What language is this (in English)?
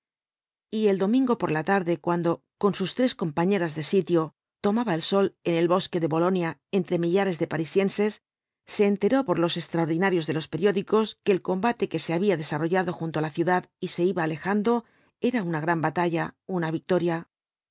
Spanish